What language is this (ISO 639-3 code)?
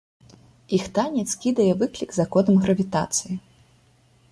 bel